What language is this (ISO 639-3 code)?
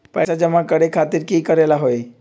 mag